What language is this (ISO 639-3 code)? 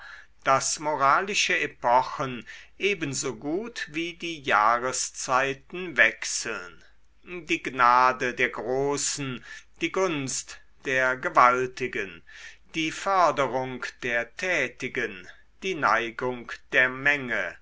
deu